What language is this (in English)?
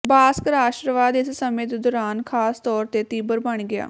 Punjabi